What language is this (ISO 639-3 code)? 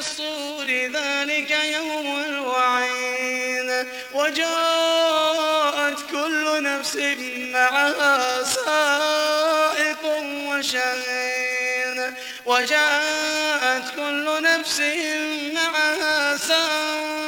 ara